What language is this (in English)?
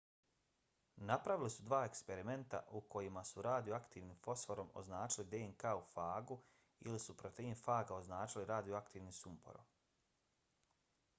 Bosnian